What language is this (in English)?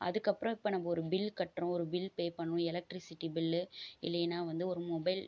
Tamil